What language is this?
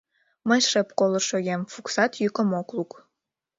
Mari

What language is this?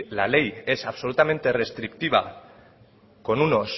Spanish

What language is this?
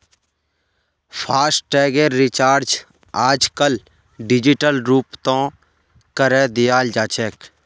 Magahi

